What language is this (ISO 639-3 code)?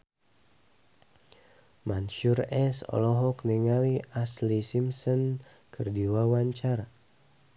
sun